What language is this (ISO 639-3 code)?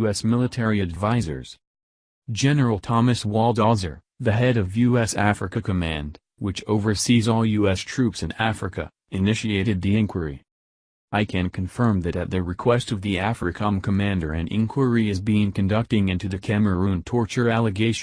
eng